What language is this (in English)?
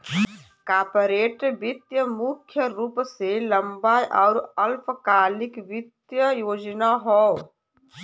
Bhojpuri